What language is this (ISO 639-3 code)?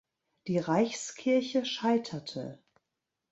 deu